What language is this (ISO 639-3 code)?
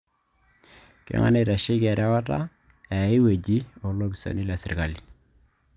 mas